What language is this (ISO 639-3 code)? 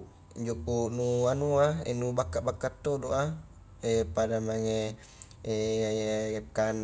kjk